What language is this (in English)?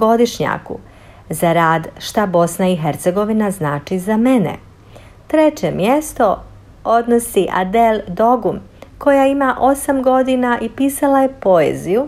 Croatian